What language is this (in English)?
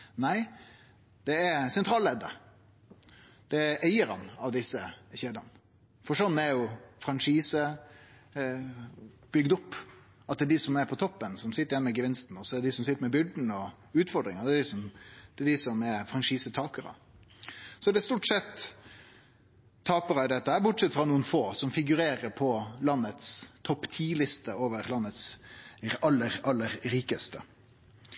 Norwegian Nynorsk